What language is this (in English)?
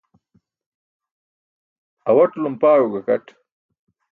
Burushaski